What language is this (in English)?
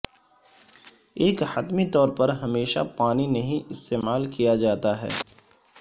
Urdu